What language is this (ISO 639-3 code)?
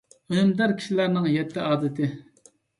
uig